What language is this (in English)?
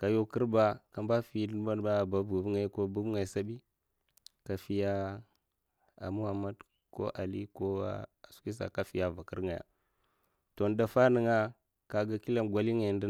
Mafa